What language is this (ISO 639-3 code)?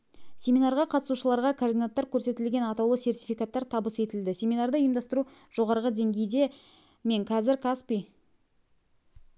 kaz